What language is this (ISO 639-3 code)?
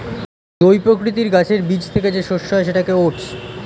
ben